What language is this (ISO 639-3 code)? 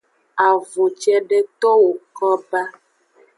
ajg